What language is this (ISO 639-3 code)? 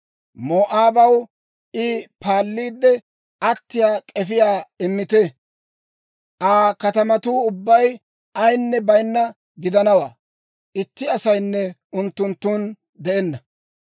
dwr